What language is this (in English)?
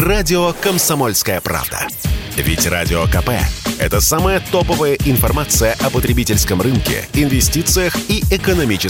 Russian